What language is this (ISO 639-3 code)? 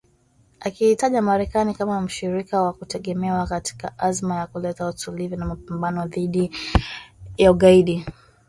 swa